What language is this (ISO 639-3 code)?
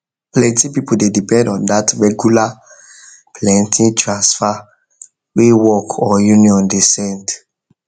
pcm